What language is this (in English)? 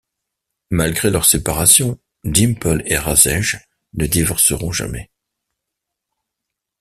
French